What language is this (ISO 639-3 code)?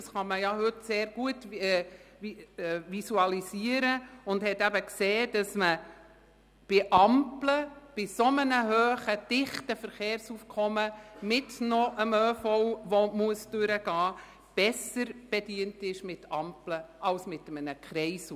gsw